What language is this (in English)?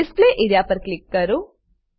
Gujarati